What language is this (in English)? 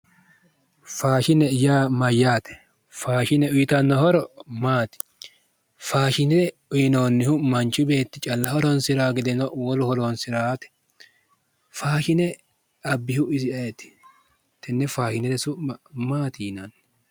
Sidamo